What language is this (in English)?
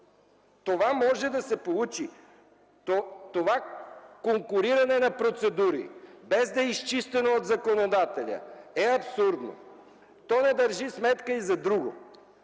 Bulgarian